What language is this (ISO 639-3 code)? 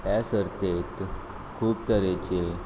kok